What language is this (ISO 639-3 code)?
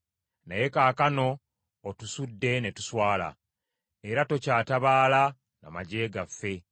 lug